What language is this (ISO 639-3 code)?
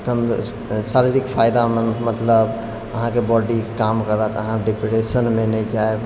mai